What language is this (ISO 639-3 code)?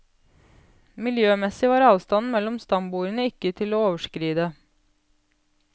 nor